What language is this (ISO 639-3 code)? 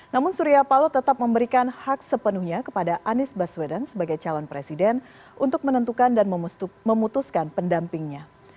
ind